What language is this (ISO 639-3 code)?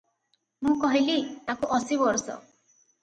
ori